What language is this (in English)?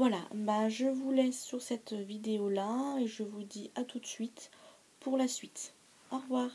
French